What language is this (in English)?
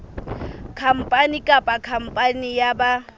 Southern Sotho